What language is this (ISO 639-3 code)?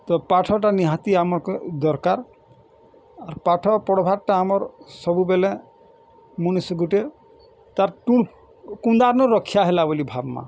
ori